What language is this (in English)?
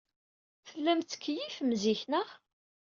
Kabyle